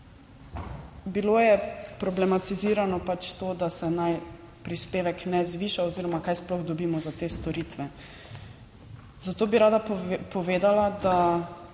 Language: Slovenian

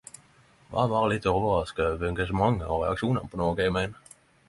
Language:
Norwegian Nynorsk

